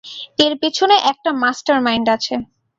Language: Bangla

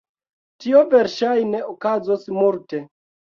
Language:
Esperanto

